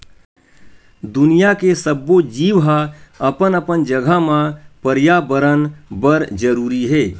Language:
Chhattisgarhi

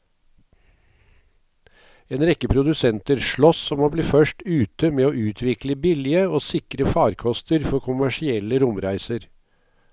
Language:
Norwegian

